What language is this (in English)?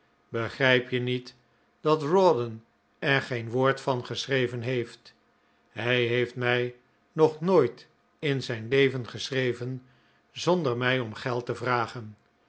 Dutch